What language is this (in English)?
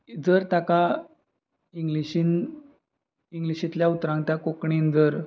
Konkani